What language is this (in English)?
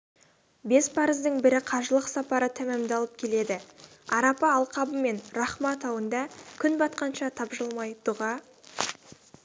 Kazakh